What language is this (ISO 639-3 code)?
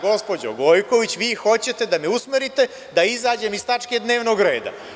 srp